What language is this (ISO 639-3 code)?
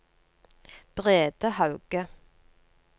nor